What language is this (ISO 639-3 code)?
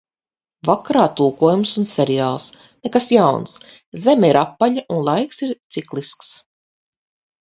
lav